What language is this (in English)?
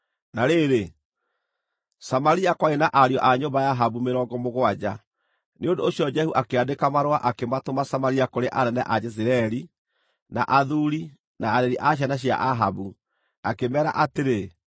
Kikuyu